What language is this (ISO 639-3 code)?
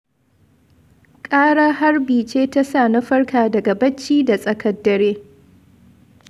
hau